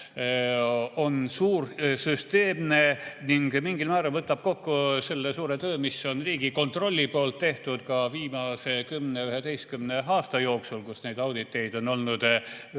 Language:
Estonian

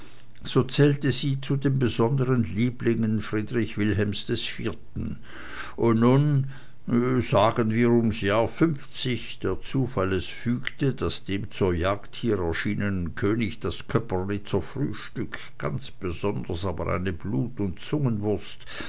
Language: German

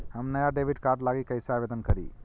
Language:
Magahi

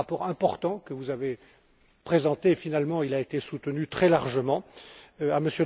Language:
French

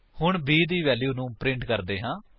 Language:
Punjabi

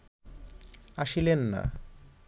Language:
Bangla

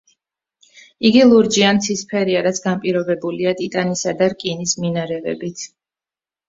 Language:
Georgian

